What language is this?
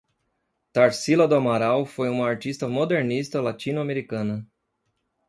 Portuguese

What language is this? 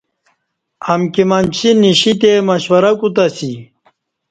Kati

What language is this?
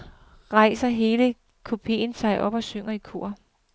Danish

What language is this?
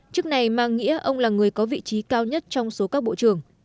Vietnamese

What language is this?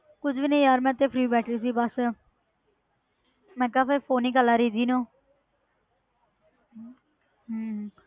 Punjabi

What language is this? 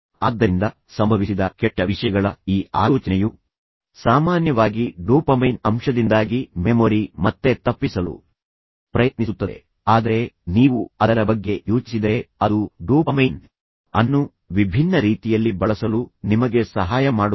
Kannada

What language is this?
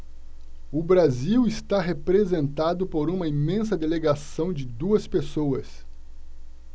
Portuguese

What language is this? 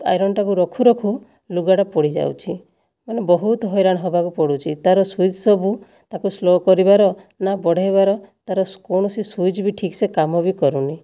Odia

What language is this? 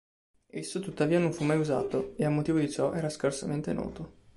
Italian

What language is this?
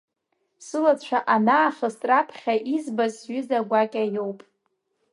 Abkhazian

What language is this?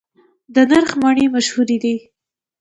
Pashto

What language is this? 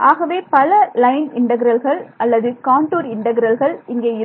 Tamil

